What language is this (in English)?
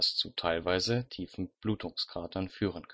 German